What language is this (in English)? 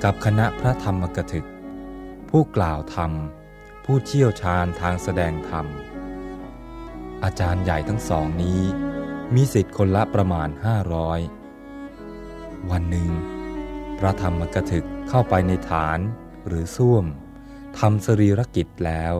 Thai